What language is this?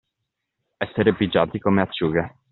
Italian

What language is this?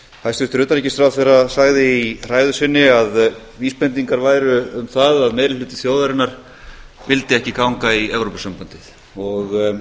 Icelandic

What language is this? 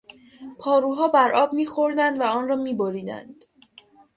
Persian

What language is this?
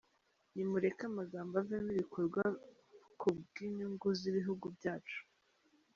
Kinyarwanda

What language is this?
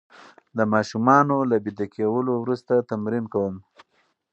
Pashto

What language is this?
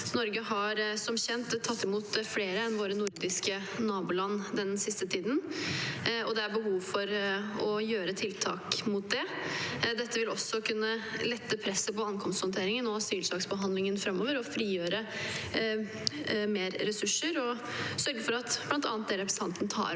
Norwegian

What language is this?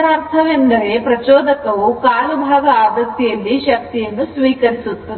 Kannada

